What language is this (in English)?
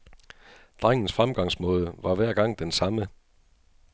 Danish